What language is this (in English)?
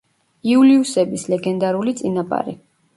Georgian